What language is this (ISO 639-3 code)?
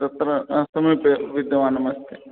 san